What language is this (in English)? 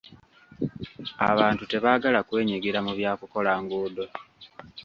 Ganda